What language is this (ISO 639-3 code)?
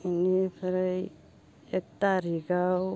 brx